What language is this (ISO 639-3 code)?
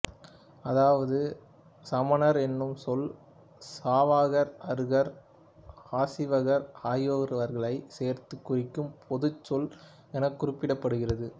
tam